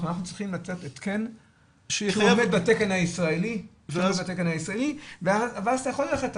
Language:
Hebrew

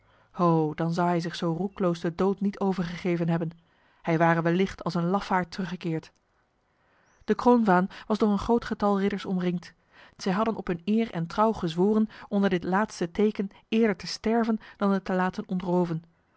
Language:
Dutch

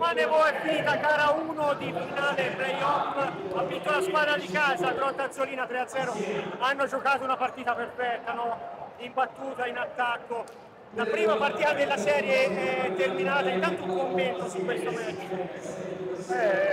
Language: Italian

